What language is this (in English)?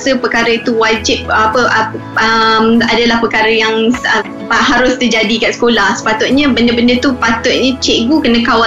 Malay